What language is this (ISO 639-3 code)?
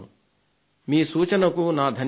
tel